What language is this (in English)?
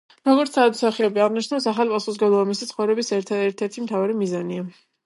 Georgian